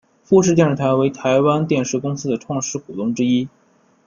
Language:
Chinese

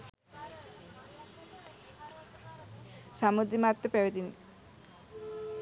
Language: Sinhala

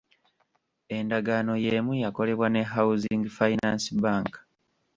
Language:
Ganda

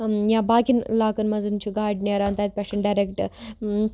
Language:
Kashmiri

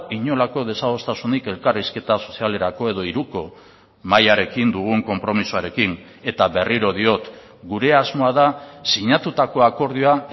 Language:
Basque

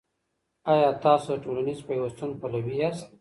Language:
Pashto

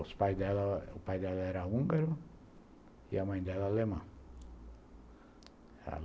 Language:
Portuguese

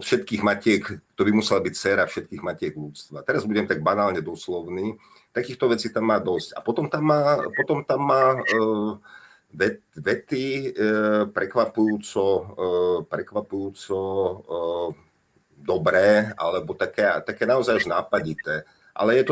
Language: Slovak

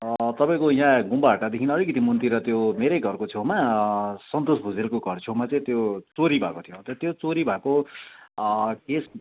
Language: Nepali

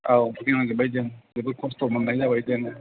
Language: Bodo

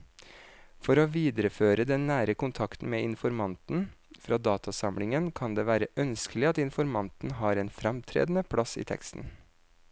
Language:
Norwegian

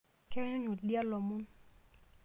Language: Masai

